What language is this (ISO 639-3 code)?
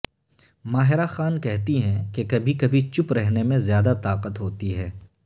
urd